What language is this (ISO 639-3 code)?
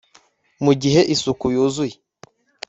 kin